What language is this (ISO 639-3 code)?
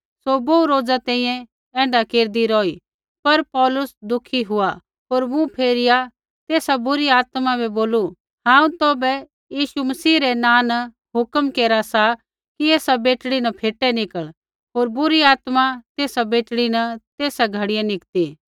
kfx